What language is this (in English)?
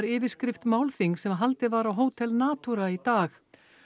Icelandic